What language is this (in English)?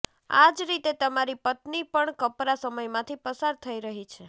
Gujarati